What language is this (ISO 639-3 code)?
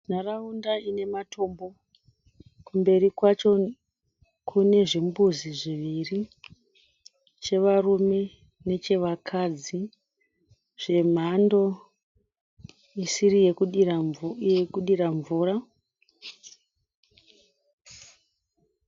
sna